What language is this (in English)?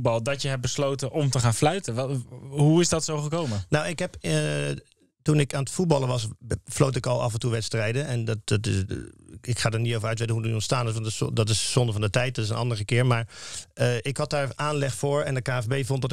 Dutch